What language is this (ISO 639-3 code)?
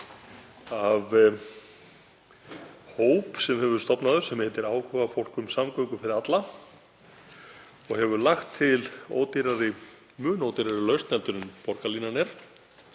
isl